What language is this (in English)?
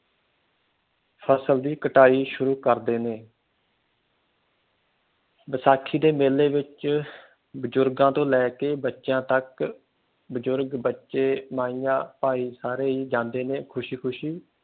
Punjabi